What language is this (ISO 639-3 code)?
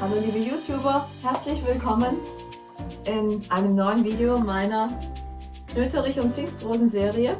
deu